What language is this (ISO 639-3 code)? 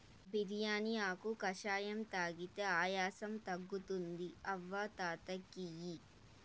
tel